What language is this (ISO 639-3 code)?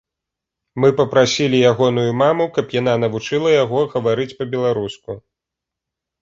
bel